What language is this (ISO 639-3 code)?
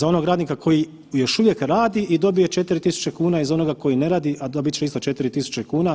hrv